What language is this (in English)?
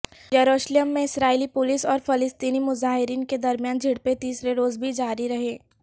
Urdu